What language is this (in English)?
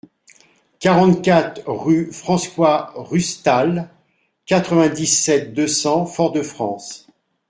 French